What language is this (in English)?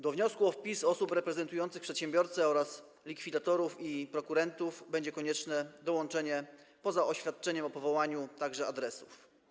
Polish